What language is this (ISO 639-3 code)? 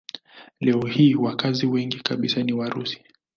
swa